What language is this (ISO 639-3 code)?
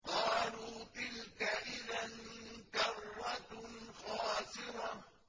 ara